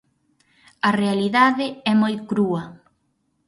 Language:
Galician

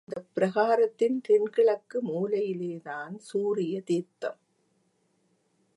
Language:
Tamil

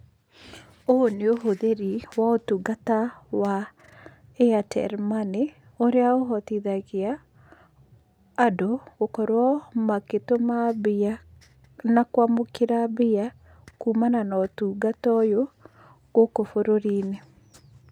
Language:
Kikuyu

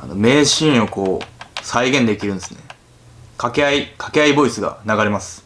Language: Japanese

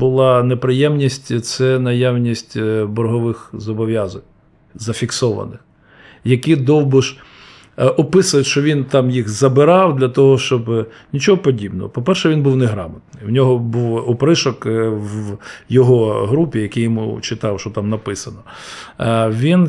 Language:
Ukrainian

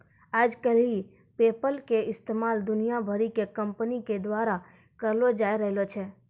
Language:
Maithili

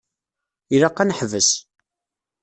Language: Kabyle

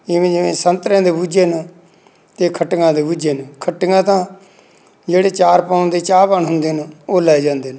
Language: Punjabi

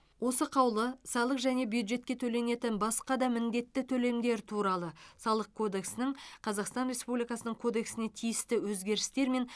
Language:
Kazakh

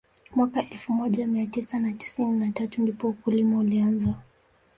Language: Swahili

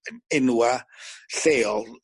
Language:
Welsh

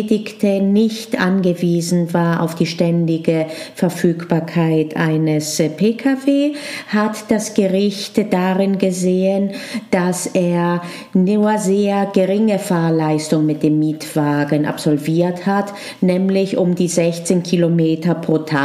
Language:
German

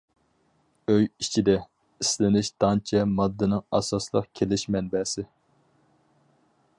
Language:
Uyghur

